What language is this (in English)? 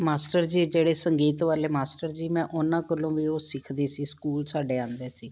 Punjabi